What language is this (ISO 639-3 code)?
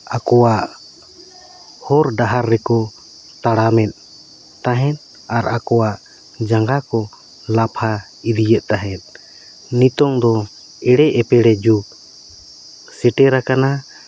sat